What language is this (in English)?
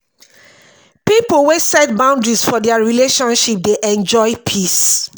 Nigerian Pidgin